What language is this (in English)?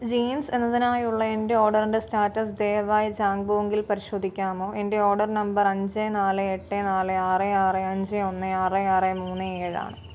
Malayalam